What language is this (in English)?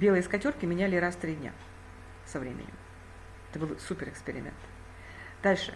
Russian